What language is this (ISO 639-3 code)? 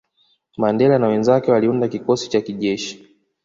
swa